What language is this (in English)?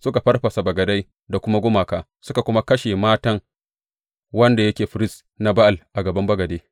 Hausa